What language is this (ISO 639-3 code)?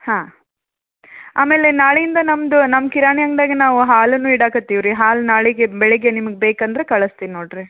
kan